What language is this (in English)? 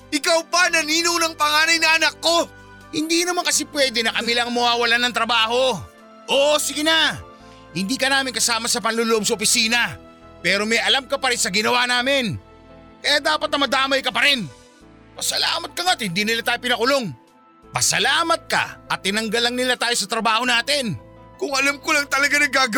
Filipino